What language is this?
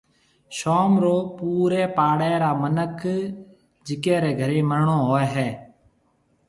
Marwari (Pakistan)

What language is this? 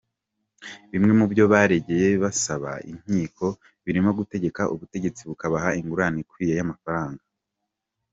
Kinyarwanda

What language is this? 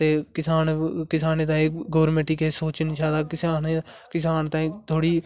Dogri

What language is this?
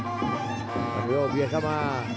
Thai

